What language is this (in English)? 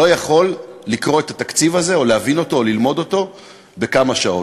Hebrew